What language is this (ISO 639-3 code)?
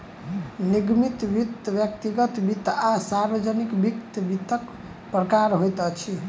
mai